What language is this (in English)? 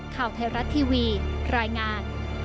Thai